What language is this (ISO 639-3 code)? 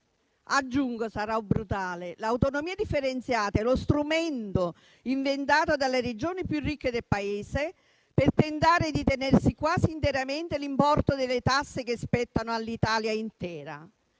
ita